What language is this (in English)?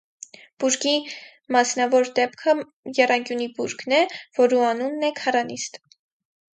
Armenian